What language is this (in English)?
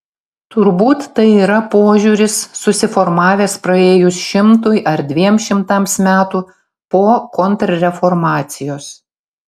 Lithuanian